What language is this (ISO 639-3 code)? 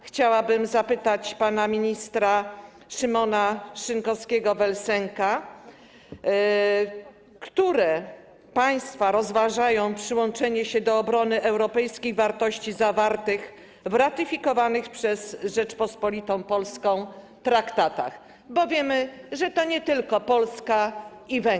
pol